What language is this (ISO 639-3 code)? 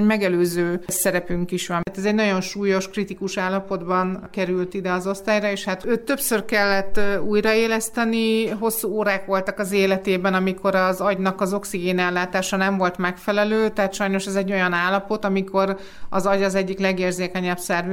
hun